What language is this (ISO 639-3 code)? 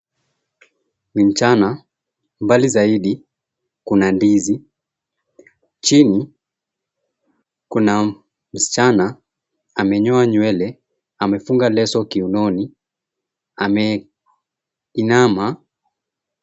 swa